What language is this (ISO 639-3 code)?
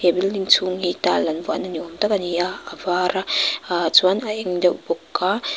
lus